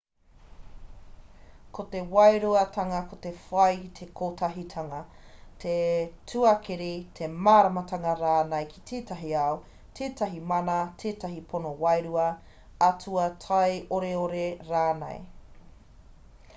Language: Māori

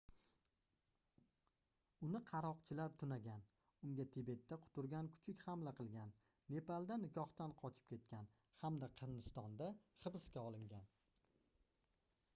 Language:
Uzbek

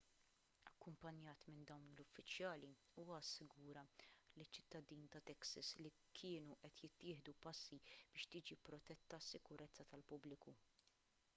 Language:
Maltese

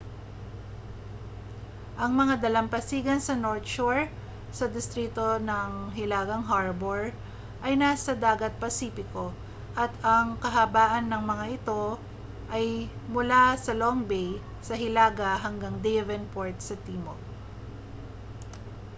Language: Filipino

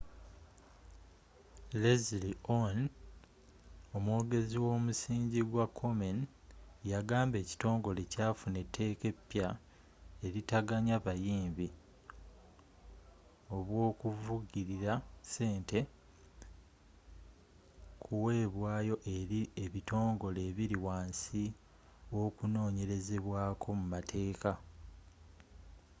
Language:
Ganda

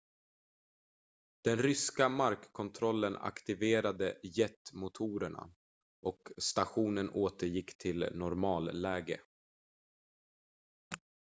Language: Swedish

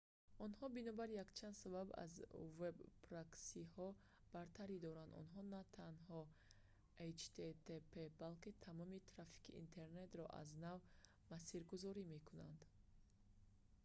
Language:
Tajik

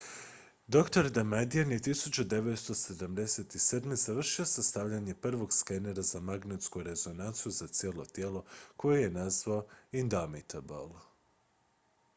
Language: Croatian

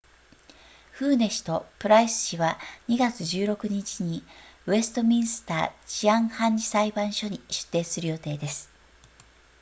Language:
Japanese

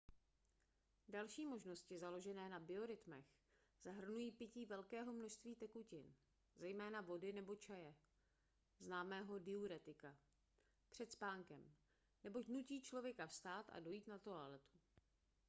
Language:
Czech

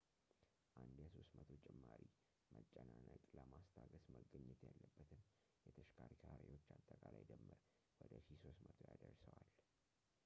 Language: Amharic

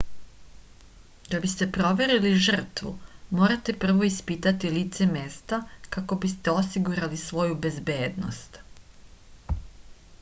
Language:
Serbian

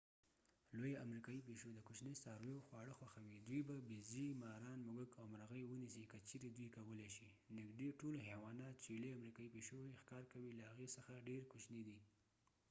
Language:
Pashto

